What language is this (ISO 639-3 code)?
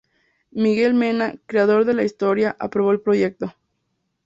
spa